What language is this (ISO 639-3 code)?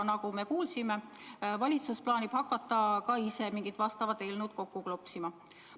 est